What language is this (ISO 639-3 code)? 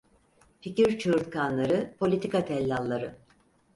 tur